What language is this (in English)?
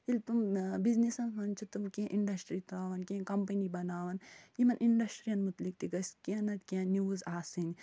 Kashmiri